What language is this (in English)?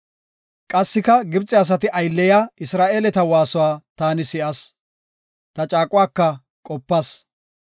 Gofa